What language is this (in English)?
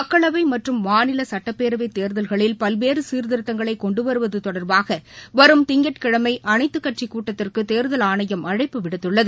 Tamil